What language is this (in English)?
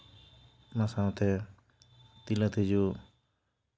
Santali